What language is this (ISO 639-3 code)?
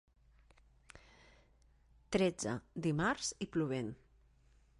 cat